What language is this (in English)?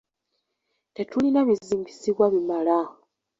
Ganda